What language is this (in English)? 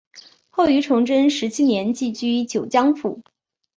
Chinese